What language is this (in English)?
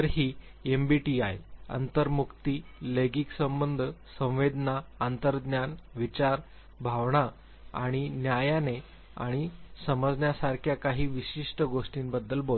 Marathi